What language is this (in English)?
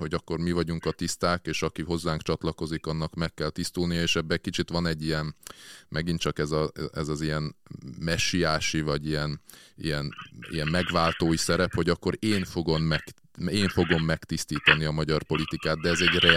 Hungarian